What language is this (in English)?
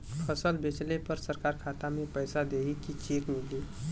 Bhojpuri